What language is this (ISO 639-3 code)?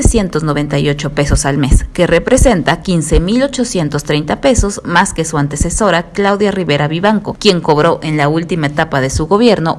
spa